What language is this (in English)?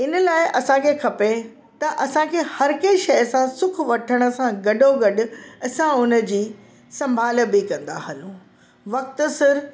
Sindhi